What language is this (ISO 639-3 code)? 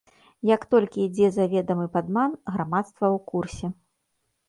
bel